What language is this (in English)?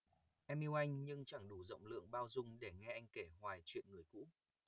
Vietnamese